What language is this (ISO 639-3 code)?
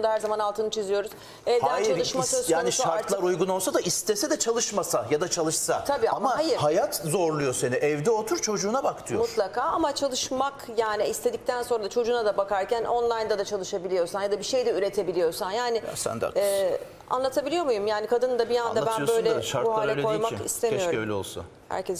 tur